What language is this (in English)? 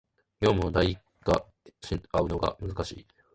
Japanese